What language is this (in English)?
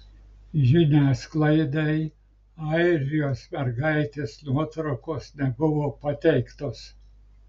Lithuanian